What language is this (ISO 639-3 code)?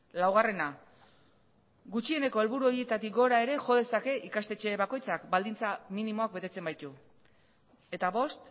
eus